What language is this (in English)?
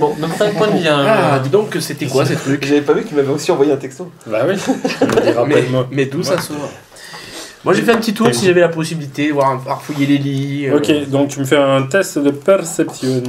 French